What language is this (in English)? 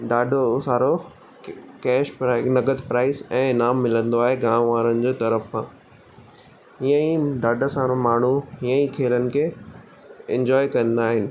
Sindhi